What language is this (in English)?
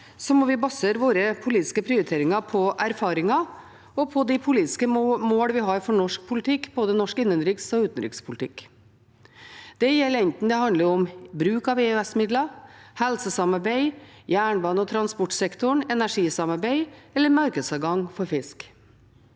Norwegian